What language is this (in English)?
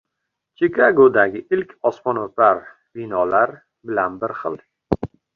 Uzbek